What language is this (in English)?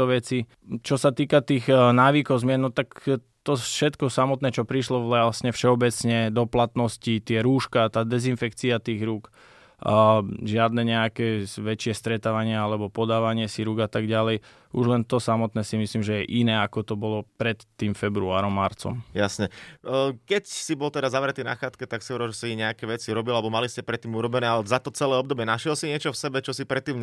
Slovak